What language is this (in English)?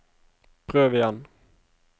Norwegian